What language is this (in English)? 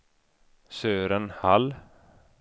Swedish